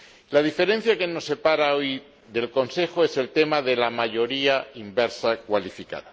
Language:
Spanish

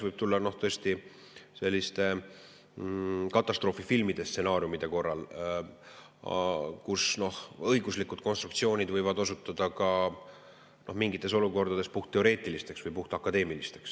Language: Estonian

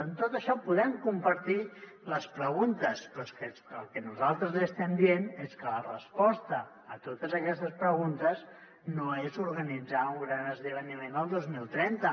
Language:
Catalan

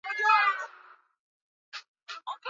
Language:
Swahili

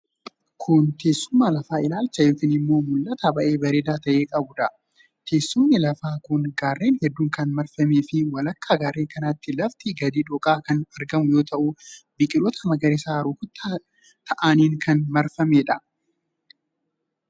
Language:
Oromo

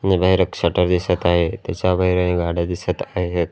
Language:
Marathi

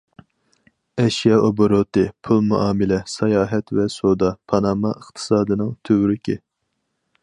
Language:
Uyghur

